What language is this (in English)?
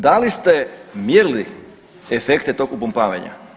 Croatian